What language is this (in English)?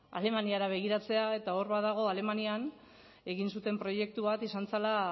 Basque